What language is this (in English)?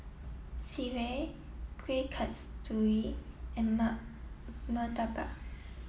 English